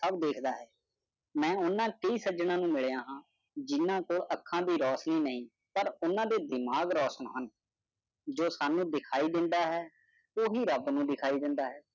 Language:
Punjabi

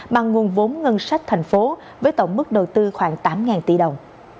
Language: Vietnamese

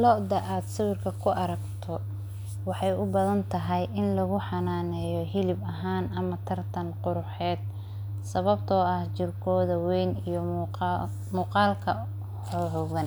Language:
Somali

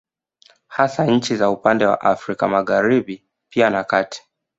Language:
Swahili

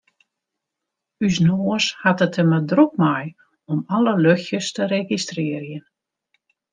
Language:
Western Frisian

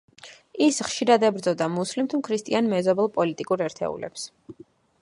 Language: Georgian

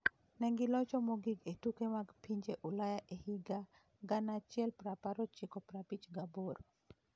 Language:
Luo (Kenya and Tanzania)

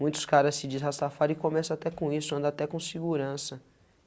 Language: Portuguese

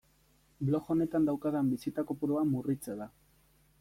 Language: Basque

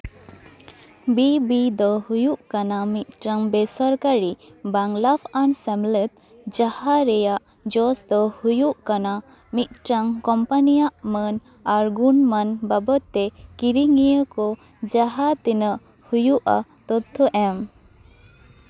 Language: Santali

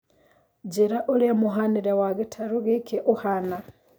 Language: Kikuyu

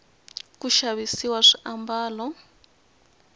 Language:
Tsonga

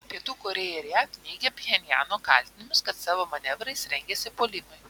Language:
Lithuanian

